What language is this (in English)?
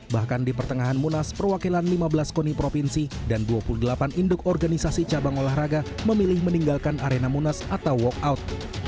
Indonesian